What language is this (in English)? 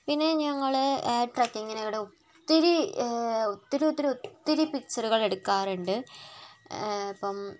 Malayalam